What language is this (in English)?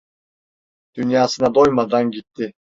Turkish